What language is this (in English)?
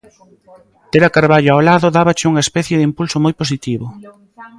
Galician